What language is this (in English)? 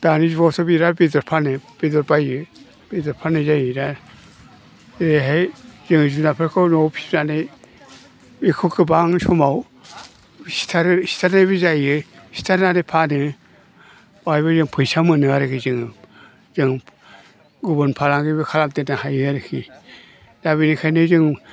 Bodo